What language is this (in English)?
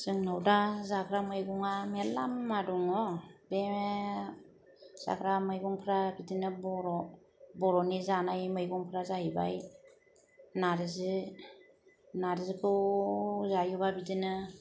Bodo